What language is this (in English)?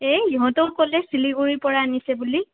Assamese